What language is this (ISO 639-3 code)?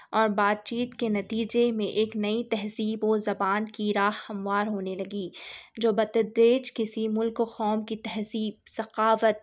urd